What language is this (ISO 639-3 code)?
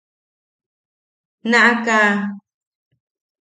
yaq